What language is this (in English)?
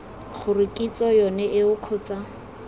Tswana